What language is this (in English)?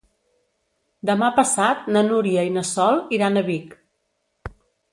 Catalan